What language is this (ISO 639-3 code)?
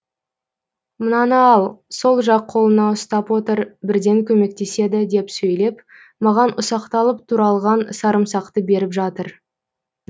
kaz